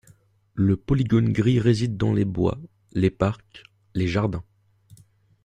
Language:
French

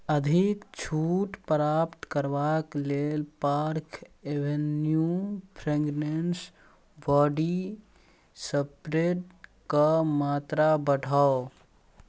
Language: Maithili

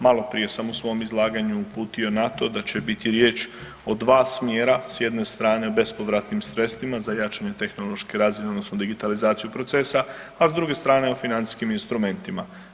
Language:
Croatian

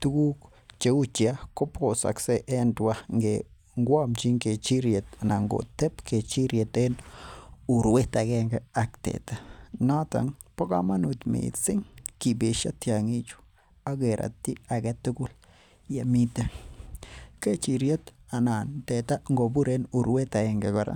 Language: Kalenjin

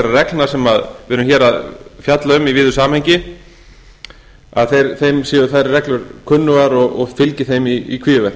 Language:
Icelandic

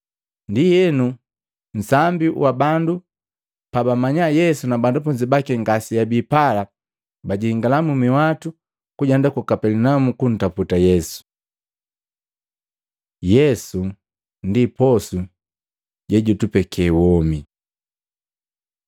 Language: Matengo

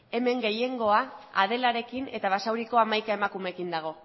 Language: Basque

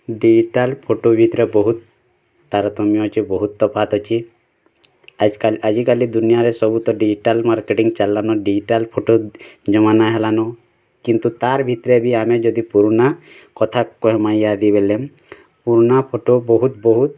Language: Odia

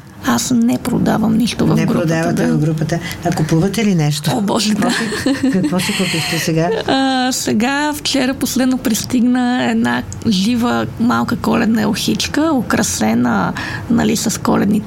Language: Bulgarian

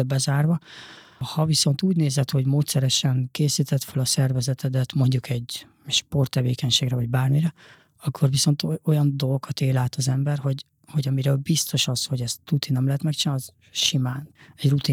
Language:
Hungarian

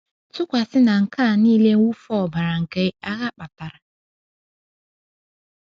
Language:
Igbo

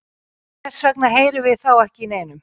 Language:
Icelandic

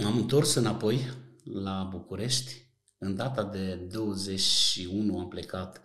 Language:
Romanian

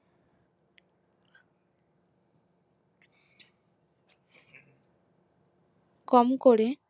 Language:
Bangla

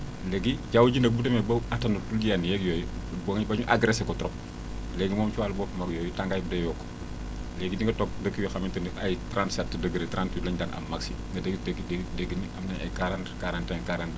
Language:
Wolof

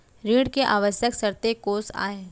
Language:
Chhattisgarhi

